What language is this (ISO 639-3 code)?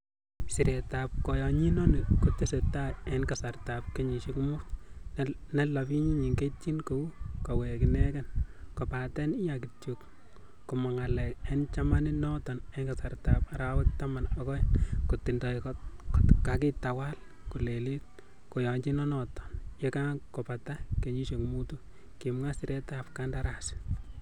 kln